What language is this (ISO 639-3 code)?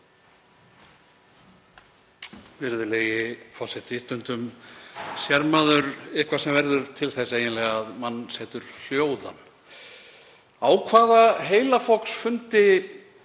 isl